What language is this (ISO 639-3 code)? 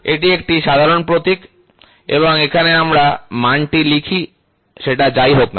ben